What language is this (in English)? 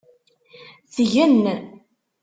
Kabyle